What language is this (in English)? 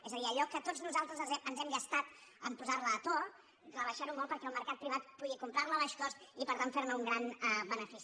Catalan